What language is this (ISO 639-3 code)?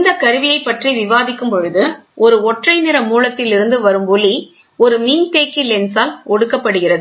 tam